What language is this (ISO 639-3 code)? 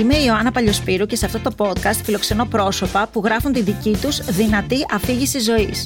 ell